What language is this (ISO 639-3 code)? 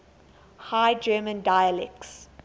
eng